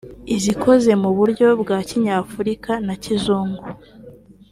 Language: Kinyarwanda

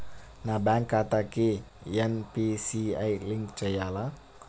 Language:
Telugu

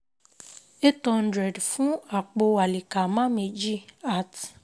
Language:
Yoruba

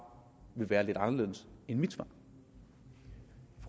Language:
Danish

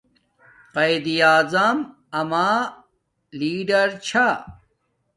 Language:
Domaaki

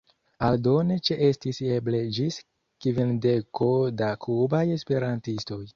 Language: Esperanto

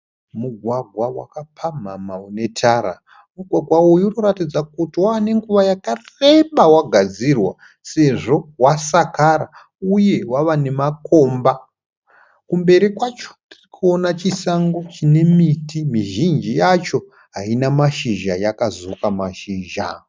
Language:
Shona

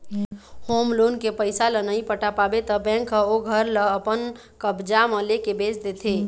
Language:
Chhattisgarhi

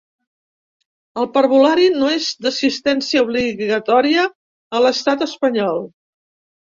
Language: Catalan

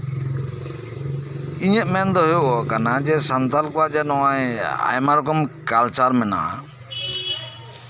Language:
Santali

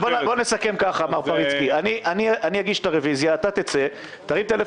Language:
Hebrew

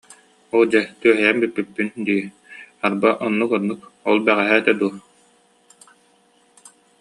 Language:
Yakut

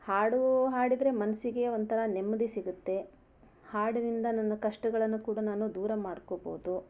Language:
Kannada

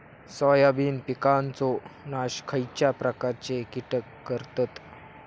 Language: Marathi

